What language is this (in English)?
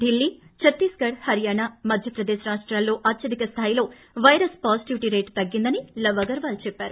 Telugu